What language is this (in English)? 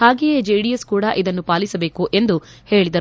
Kannada